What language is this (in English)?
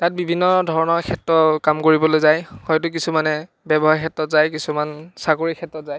Assamese